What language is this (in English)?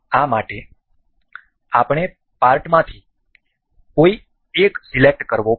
Gujarati